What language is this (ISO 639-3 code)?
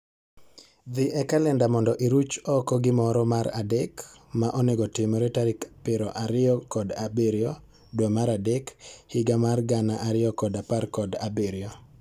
luo